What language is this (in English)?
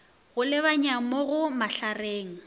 Northern Sotho